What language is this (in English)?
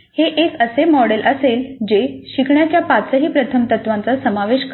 Marathi